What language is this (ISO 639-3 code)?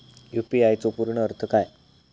mar